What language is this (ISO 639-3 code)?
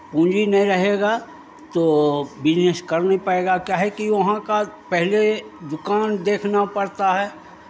hin